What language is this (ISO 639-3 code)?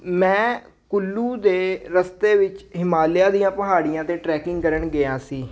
pan